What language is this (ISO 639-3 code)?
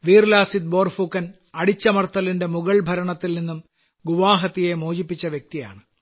mal